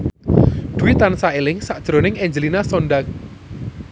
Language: Javanese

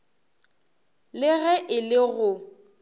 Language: Northern Sotho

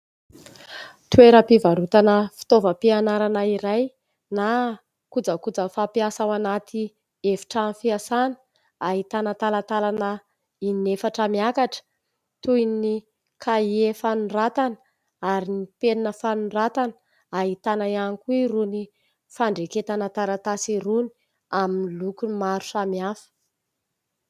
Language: Malagasy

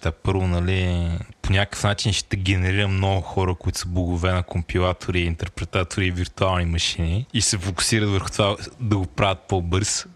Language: Bulgarian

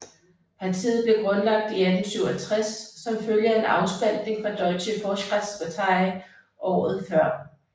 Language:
Danish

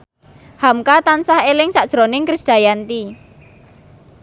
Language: Javanese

